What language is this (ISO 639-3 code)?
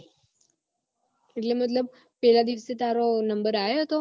guj